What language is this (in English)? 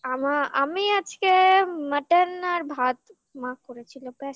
Bangla